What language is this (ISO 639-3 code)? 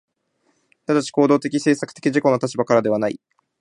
jpn